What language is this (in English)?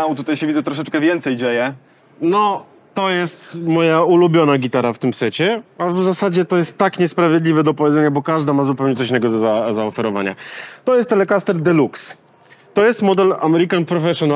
Polish